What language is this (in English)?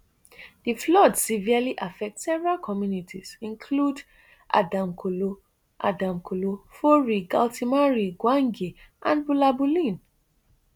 Nigerian Pidgin